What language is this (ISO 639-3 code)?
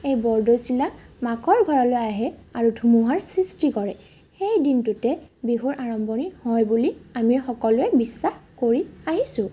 asm